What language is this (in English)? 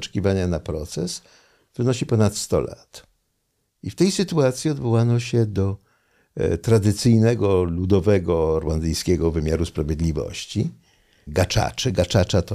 Polish